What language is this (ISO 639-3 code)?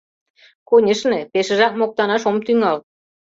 chm